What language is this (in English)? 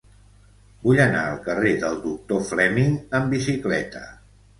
Catalan